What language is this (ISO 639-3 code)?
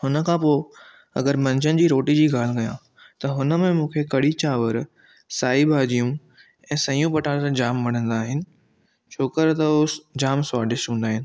snd